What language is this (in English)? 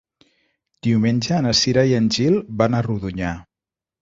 Catalan